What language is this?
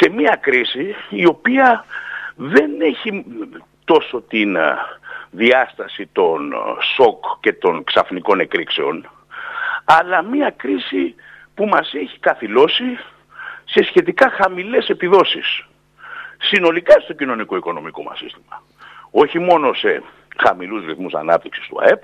Greek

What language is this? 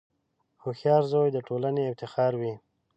Pashto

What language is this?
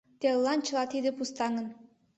Mari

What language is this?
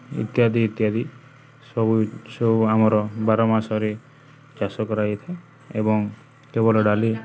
Odia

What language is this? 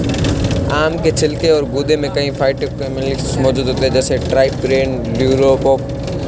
Hindi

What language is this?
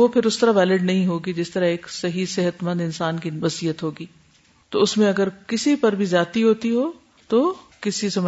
Urdu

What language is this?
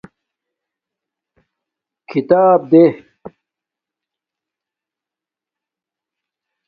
Domaaki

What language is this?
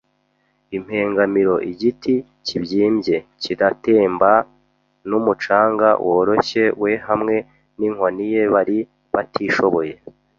Kinyarwanda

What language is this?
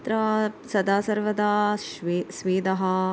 Sanskrit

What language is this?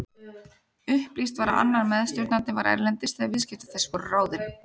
Icelandic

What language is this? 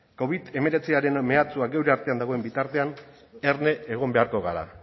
Basque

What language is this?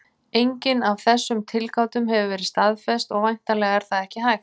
Icelandic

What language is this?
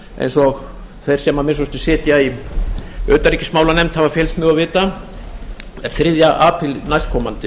Icelandic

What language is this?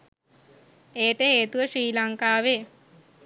Sinhala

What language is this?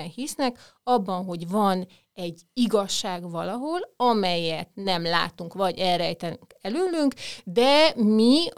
Hungarian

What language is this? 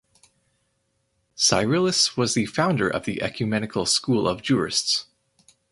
English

